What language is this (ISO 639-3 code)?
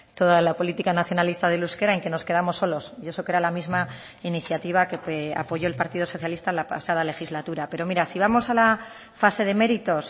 spa